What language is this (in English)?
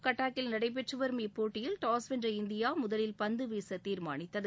Tamil